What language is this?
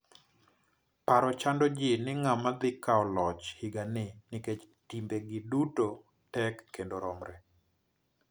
Luo (Kenya and Tanzania)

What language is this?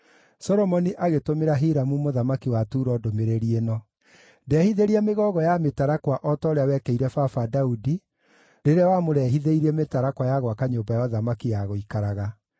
Kikuyu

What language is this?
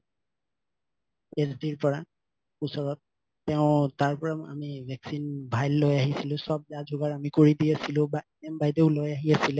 Assamese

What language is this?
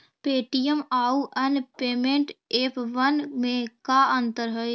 Magahi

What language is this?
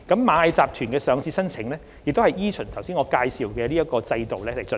Cantonese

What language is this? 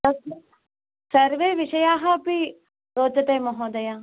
Sanskrit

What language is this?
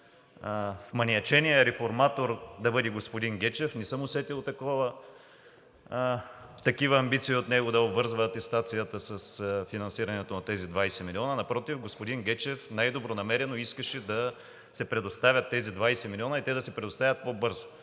Bulgarian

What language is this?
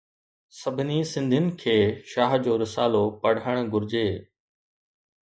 Sindhi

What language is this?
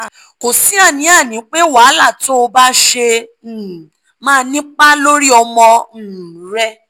Yoruba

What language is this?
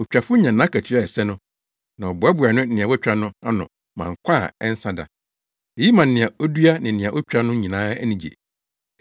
Akan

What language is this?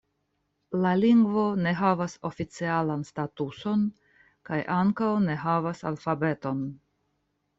Esperanto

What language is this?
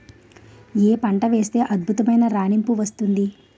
Telugu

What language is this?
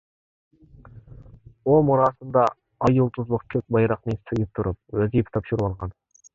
Uyghur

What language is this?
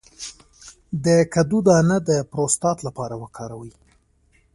Pashto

